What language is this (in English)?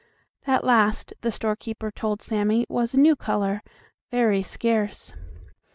English